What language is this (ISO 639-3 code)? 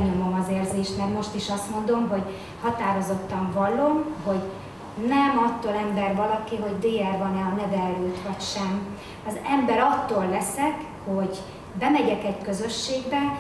hun